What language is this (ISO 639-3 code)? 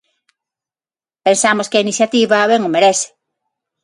glg